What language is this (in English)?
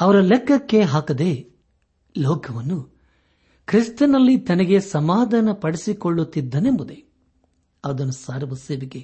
Kannada